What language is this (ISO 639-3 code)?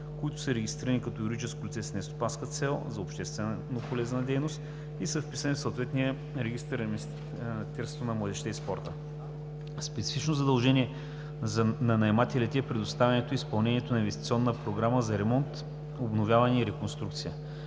bul